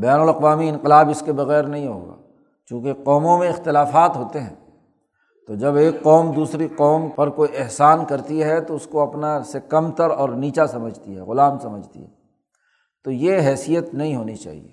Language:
Urdu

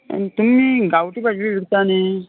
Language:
Konkani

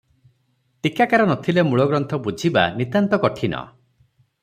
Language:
Odia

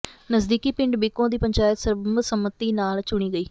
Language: Punjabi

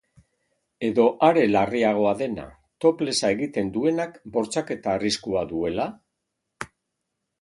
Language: Basque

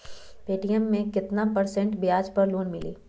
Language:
Magahi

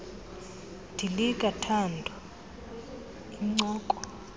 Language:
Xhosa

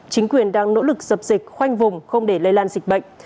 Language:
Vietnamese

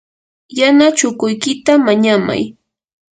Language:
Yanahuanca Pasco Quechua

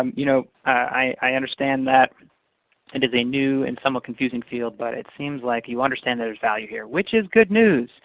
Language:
English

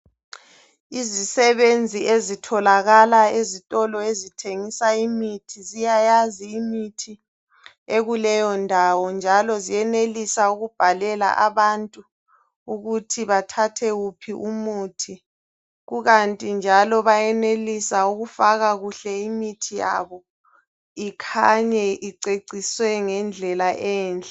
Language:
North Ndebele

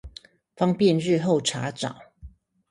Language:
Chinese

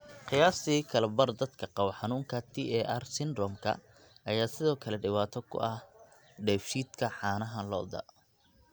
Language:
Somali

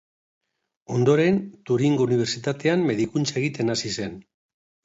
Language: Basque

